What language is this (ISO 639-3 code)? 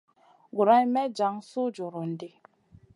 mcn